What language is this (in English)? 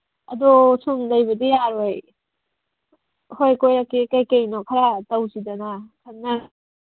Manipuri